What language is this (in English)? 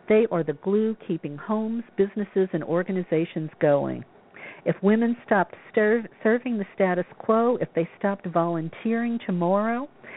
English